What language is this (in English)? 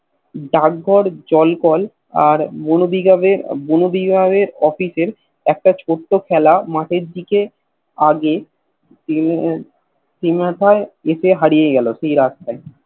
Bangla